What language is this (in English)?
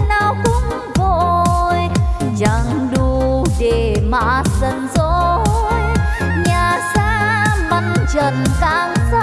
Vietnamese